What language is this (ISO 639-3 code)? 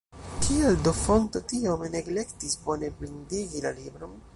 epo